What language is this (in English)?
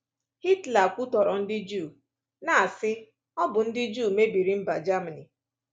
Igbo